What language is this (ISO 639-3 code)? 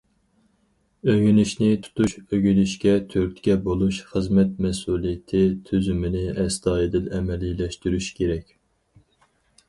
uig